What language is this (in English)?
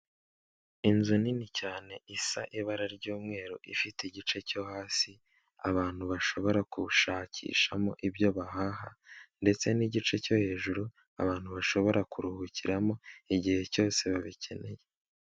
Kinyarwanda